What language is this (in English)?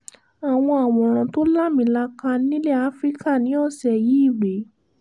Yoruba